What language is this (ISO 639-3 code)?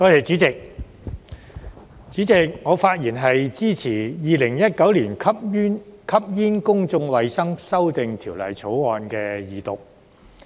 yue